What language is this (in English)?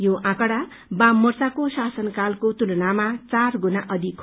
Nepali